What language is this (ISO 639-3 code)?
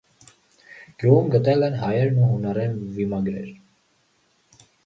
hye